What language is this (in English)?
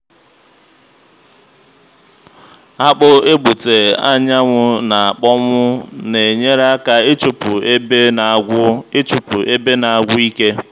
Igbo